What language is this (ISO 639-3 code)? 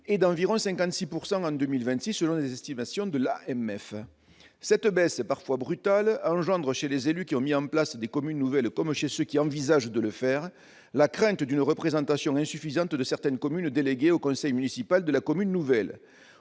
fra